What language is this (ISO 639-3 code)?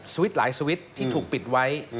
tha